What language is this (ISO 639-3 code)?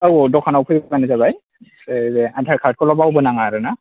brx